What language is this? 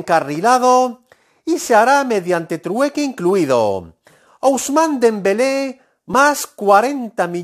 Spanish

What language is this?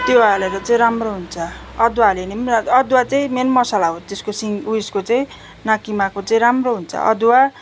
Nepali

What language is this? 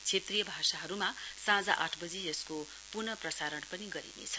Nepali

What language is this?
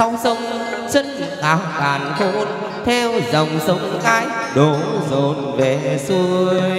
Vietnamese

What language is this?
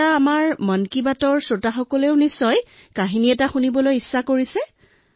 Assamese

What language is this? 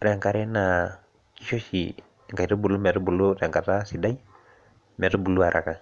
Masai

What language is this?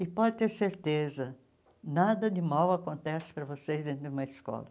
Portuguese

